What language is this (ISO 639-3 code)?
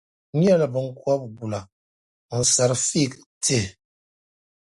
dag